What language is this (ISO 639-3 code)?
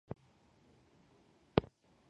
swa